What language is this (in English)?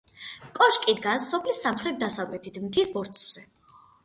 Georgian